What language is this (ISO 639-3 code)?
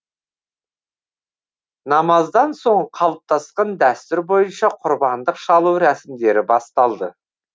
kaz